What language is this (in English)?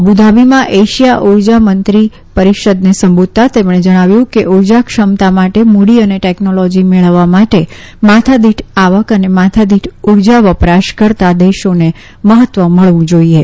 Gujarati